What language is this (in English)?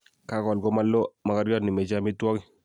Kalenjin